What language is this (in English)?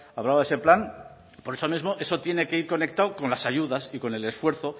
Spanish